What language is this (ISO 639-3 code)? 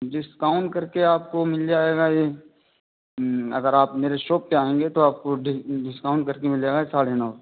urd